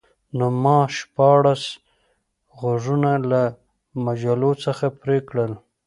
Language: Pashto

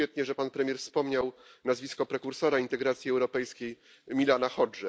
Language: Polish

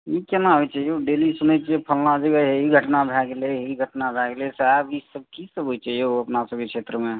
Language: Maithili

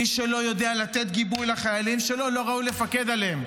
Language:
Hebrew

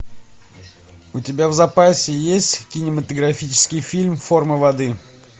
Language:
Russian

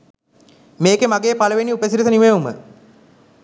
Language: Sinhala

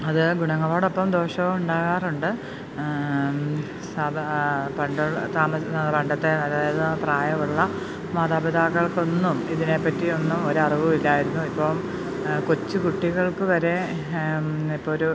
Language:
Malayalam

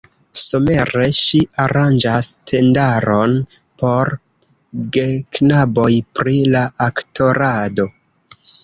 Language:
Esperanto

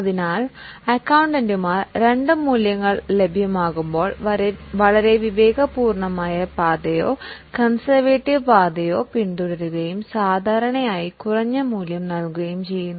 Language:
Malayalam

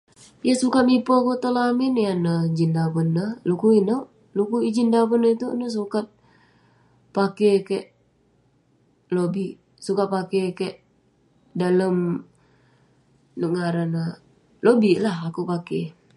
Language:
Western Penan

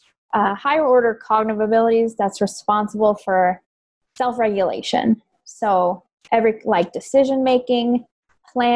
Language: English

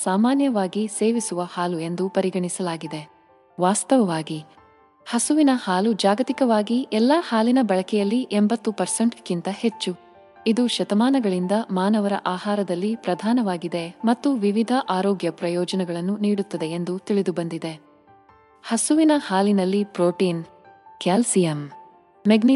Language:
Kannada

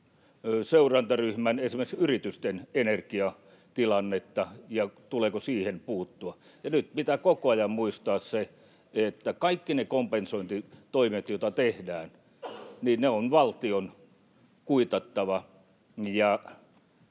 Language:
Finnish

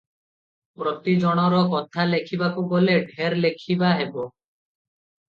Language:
Odia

